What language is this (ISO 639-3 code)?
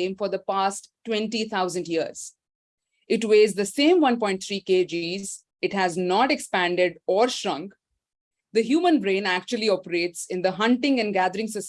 eng